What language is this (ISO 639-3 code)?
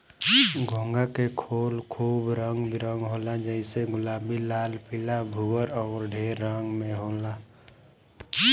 bho